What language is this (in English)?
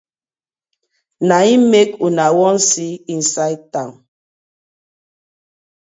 Nigerian Pidgin